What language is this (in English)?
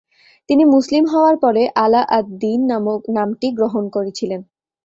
Bangla